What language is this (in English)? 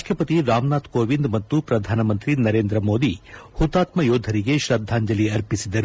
Kannada